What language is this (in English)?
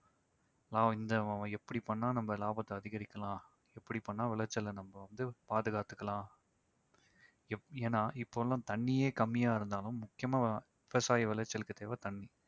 Tamil